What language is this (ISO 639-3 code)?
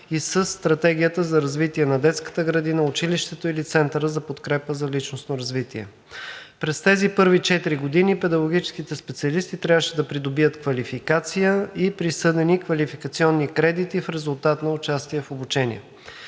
bul